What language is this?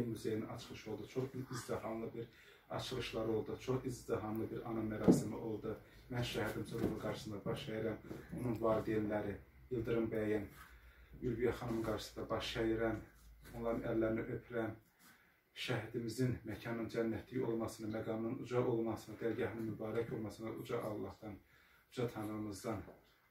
Turkish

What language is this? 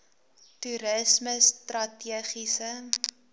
Afrikaans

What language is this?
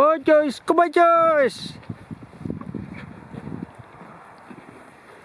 Dutch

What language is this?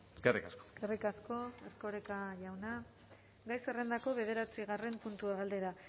Basque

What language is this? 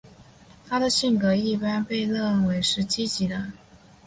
Chinese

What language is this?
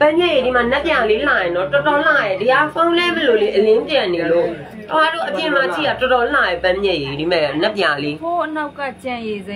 Thai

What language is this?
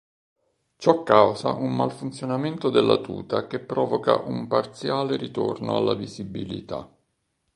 Italian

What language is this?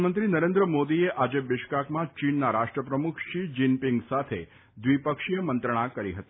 Gujarati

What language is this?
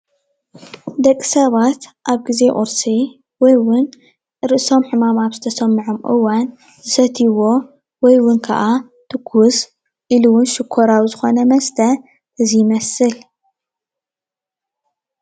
Tigrinya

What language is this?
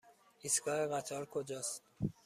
Persian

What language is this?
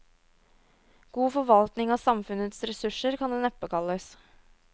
Norwegian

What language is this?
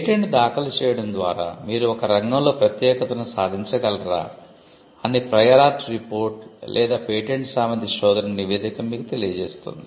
Telugu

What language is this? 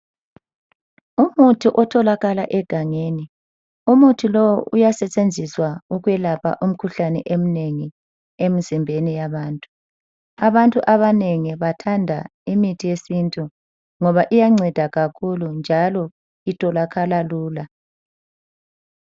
North Ndebele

